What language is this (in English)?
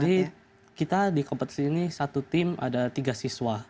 Indonesian